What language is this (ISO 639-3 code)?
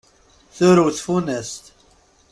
kab